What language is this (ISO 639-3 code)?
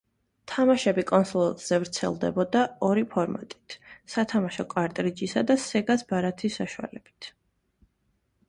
kat